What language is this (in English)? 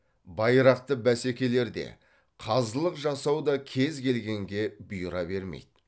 Kazakh